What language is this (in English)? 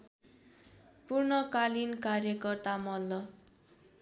Nepali